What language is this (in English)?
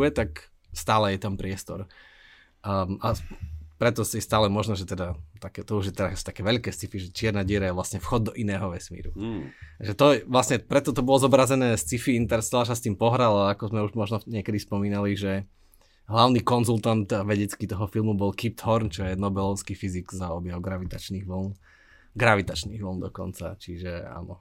Slovak